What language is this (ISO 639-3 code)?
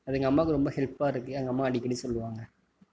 tam